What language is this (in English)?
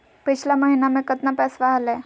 Magahi